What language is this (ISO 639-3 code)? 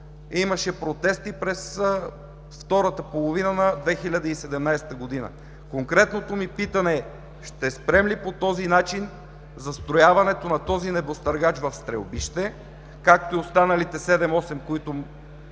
bul